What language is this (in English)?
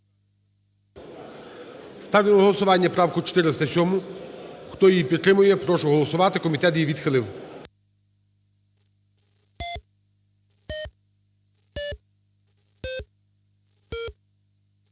Ukrainian